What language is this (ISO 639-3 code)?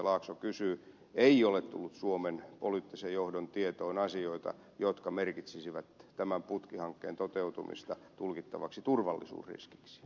fin